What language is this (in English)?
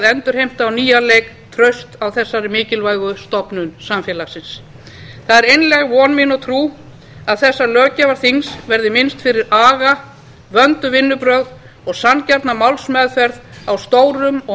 Icelandic